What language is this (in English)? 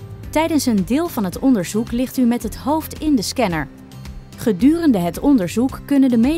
Dutch